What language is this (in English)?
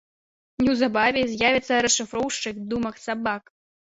Belarusian